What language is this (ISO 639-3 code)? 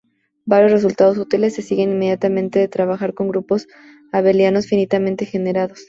spa